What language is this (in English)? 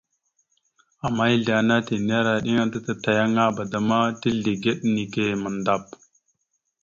Mada (Cameroon)